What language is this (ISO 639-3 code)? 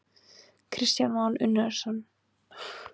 isl